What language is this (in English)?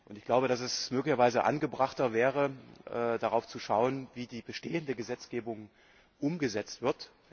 German